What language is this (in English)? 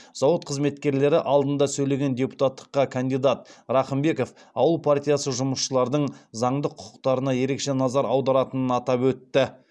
Kazakh